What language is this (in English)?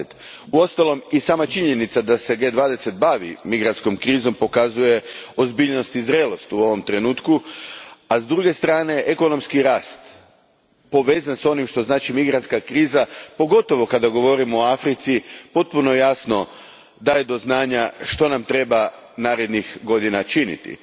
Croatian